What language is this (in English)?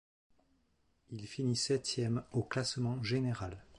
French